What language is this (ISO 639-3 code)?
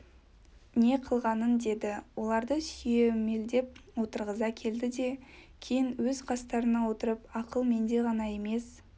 kaz